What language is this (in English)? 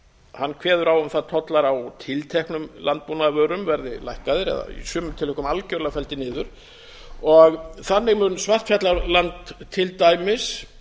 Icelandic